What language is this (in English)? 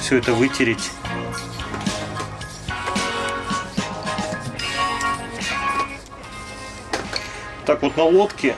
Russian